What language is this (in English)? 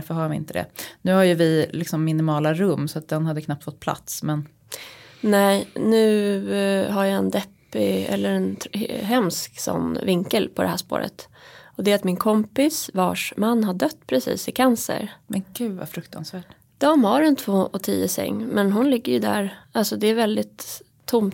Swedish